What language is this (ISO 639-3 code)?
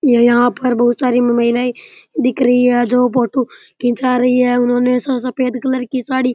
raj